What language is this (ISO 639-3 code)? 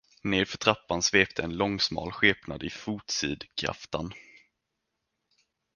swe